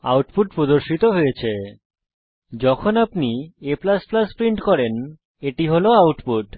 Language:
Bangla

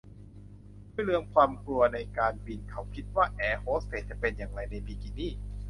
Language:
Thai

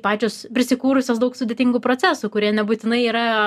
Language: Lithuanian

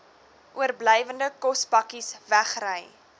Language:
Afrikaans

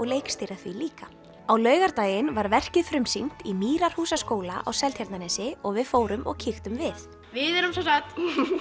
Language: Icelandic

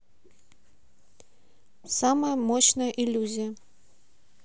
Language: Russian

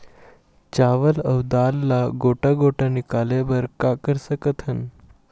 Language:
Chhattisgarhi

